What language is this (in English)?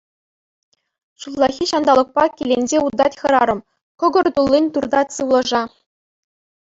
Chuvash